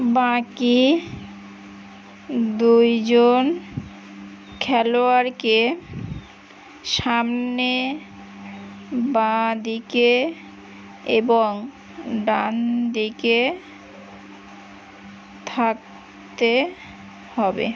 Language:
Bangla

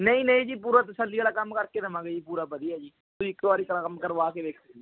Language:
Punjabi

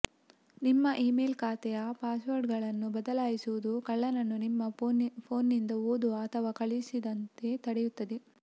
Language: Kannada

